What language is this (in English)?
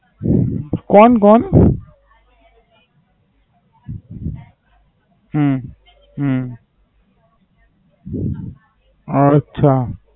Gujarati